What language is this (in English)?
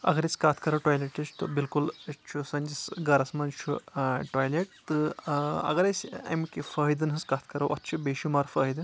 Kashmiri